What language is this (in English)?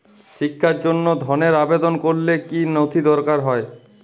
Bangla